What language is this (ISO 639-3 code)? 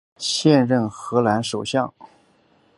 zho